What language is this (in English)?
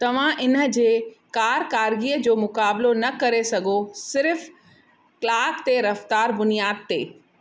Sindhi